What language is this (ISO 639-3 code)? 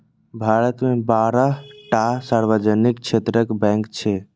mai